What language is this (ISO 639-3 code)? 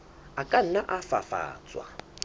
sot